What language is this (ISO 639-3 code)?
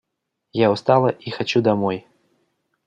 rus